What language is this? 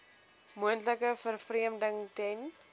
Afrikaans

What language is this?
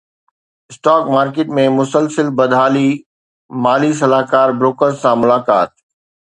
Sindhi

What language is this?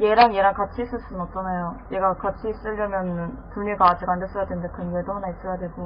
Korean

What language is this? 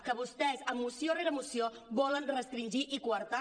Catalan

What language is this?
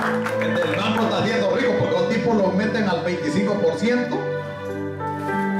Spanish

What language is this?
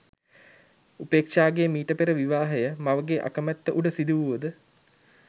Sinhala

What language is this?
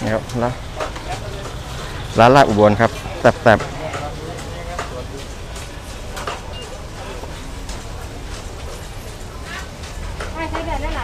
Thai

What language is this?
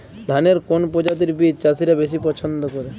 Bangla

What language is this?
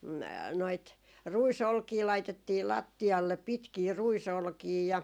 Finnish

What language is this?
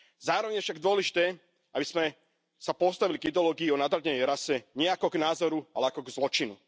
Slovak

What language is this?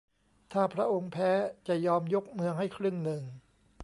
Thai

